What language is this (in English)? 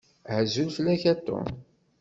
Kabyle